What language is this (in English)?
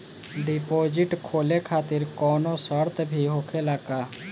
Bhojpuri